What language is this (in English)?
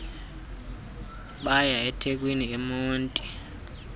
Xhosa